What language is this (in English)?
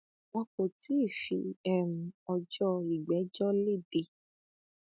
Yoruba